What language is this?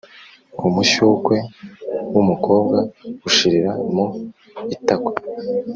Kinyarwanda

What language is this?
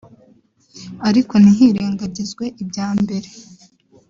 Kinyarwanda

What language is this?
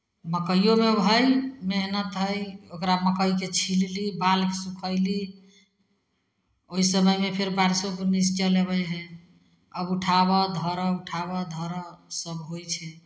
Maithili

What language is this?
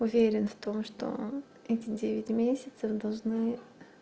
Russian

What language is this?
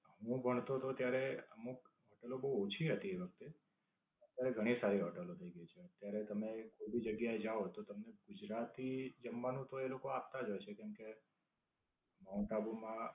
Gujarati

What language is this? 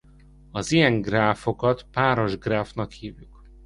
Hungarian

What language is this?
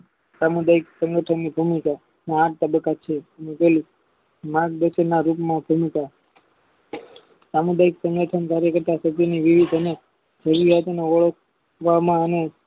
Gujarati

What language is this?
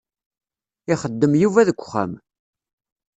Kabyle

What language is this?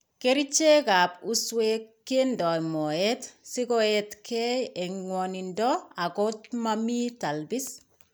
Kalenjin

